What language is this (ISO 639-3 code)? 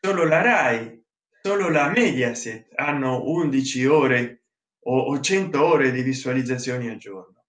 ita